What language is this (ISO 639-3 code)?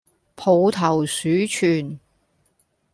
yue